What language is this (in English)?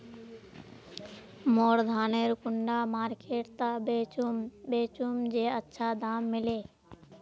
Magahi